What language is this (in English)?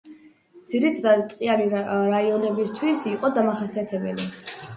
Georgian